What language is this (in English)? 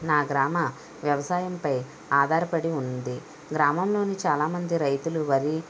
Telugu